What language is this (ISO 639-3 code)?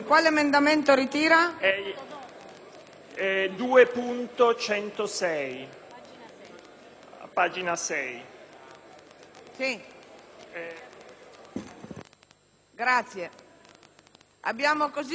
ita